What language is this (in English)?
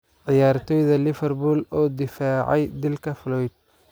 Somali